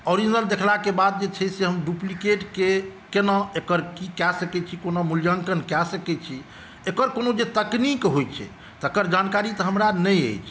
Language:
Maithili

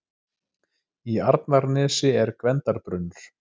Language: Icelandic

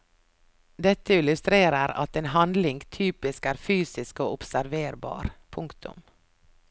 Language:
Norwegian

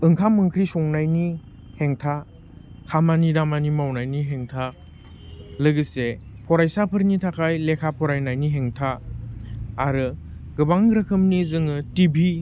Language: Bodo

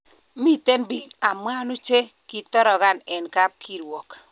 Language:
Kalenjin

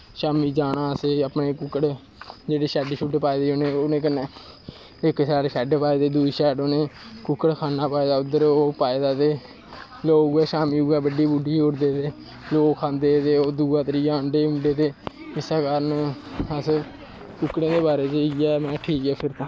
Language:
Dogri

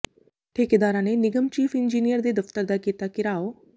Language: Punjabi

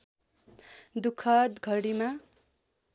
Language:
Nepali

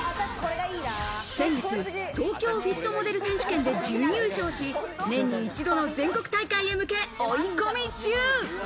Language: Japanese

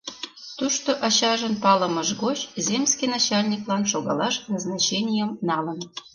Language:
Mari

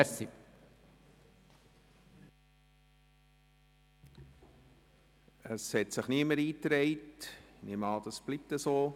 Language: Swiss German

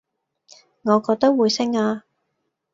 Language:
Cantonese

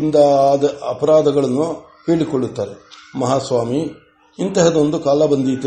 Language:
Kannada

